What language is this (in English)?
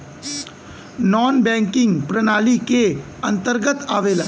Bhojpuri